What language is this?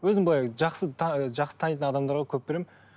Kazakh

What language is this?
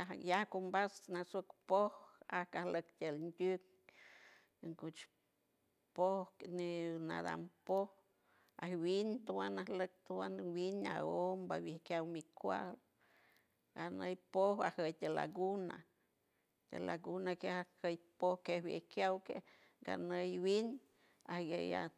San Francisco Del Mar Huave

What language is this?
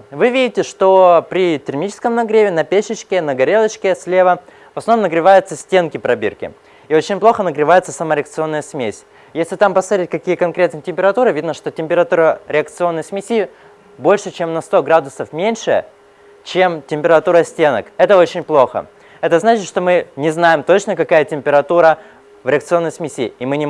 Russian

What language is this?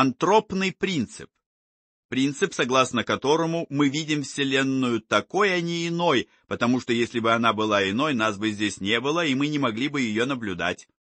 Russian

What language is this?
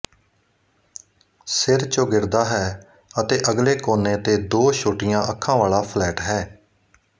Punjabi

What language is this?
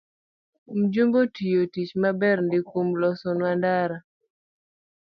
Luo (Kenya and Tanzania)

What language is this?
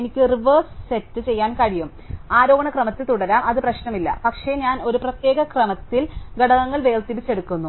Malayalam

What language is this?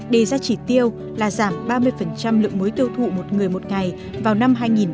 Vietnamese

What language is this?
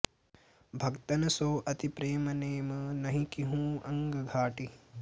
Sanskrit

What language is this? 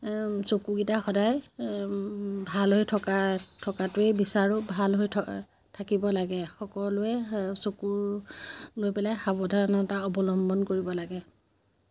Assamese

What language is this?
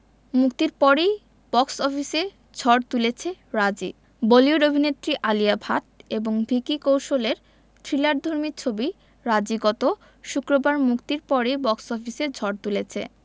Bangla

